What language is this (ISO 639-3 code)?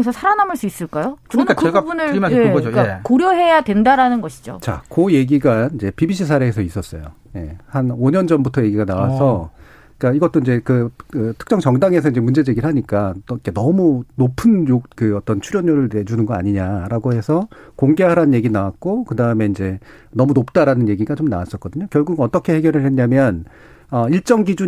kor